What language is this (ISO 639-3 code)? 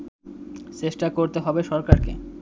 ben